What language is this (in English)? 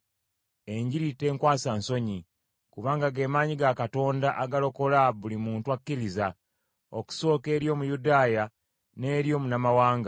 Ganda